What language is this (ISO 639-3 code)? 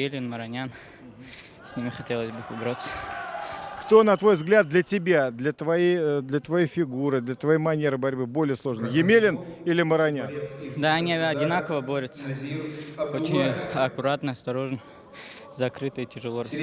rus